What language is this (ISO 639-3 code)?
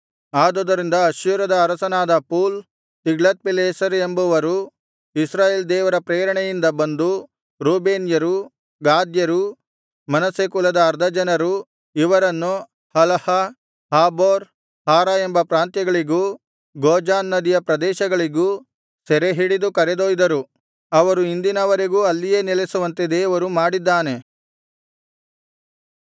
kan